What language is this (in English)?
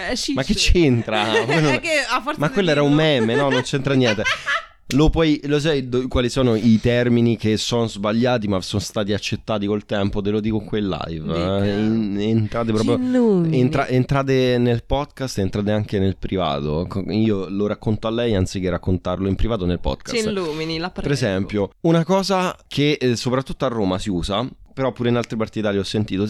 Italian